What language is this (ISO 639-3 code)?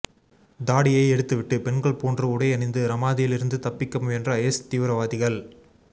tam